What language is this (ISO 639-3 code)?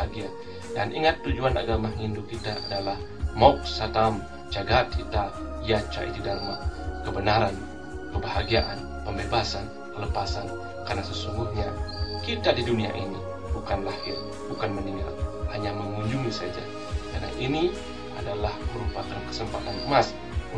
ind